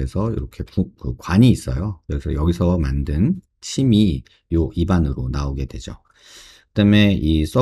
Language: Korean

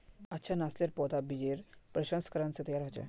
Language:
Magahi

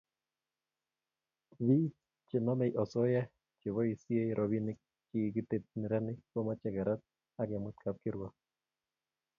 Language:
Kalenjin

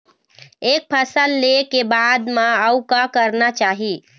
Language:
Chhattisgarhi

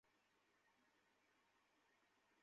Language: Bangla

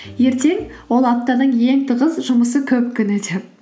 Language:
Kazakh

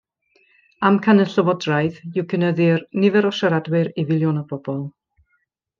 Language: Welsh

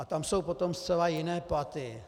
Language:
Czech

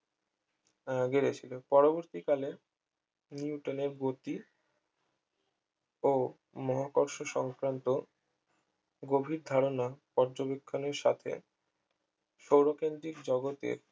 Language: Bangla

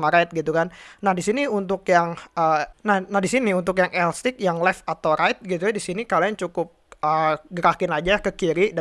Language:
Indonesian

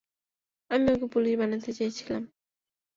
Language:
Bangla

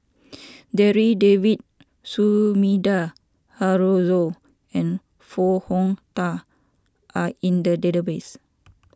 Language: English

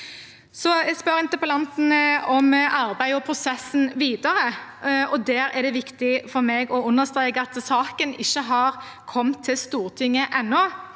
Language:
Norwegian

